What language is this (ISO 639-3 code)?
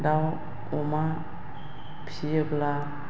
brx